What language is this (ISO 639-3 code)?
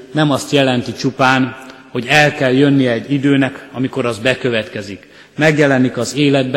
hun